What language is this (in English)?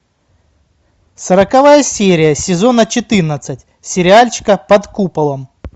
Russian